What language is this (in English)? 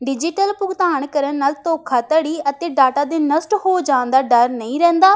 Punjabi